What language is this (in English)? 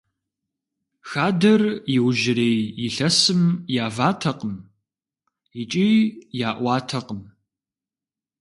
Kabardian